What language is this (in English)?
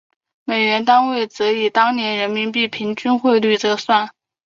Chinese